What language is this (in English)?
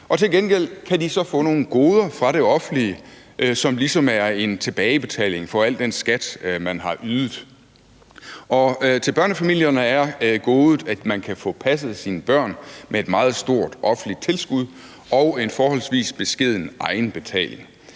Danish